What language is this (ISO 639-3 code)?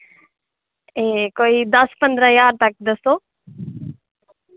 doi